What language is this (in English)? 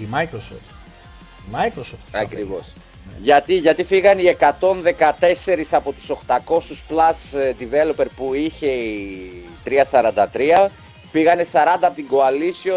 Greek